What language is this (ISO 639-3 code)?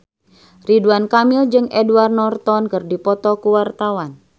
sun